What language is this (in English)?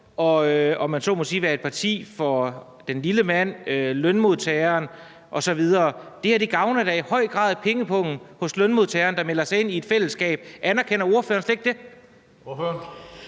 Danish